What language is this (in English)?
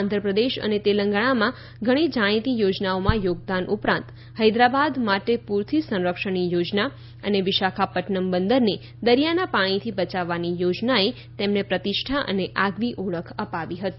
Gujarati